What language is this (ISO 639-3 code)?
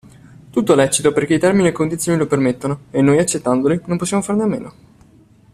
ita